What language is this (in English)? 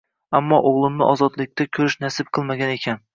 Uzbek